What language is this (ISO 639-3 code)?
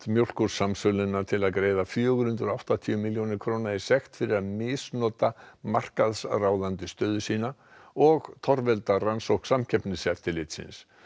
isl